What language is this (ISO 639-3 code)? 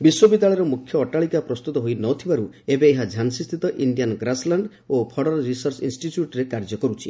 ori